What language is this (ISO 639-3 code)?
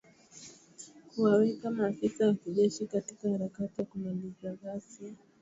swa